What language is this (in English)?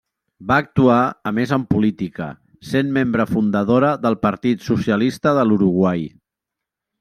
Catalan